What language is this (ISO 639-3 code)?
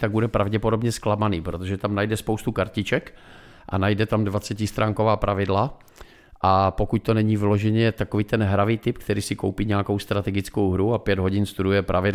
ces